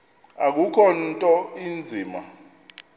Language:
Xhosa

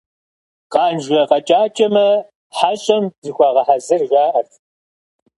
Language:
Kabardian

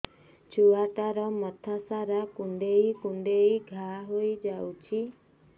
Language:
Odia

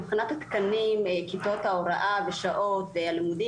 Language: Hebrew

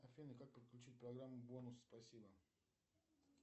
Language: Russian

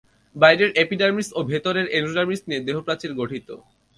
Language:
Bangla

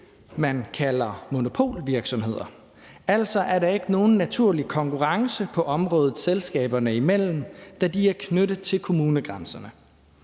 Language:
Danish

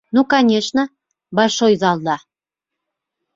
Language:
Bashkir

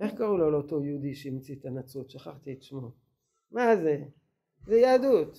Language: Hebrew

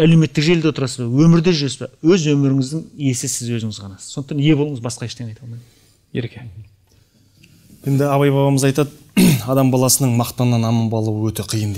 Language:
Turkish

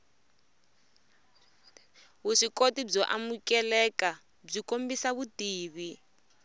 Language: Tsonga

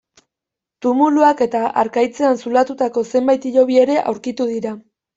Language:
Basque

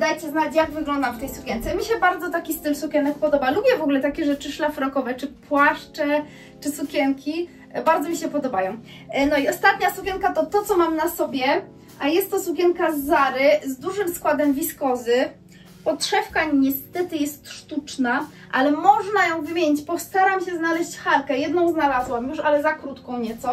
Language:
Polish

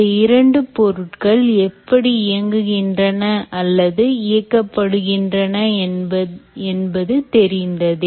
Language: Tamil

